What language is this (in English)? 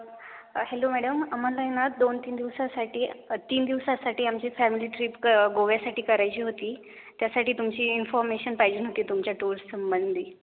Marathi